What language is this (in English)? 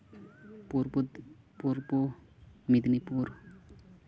Santali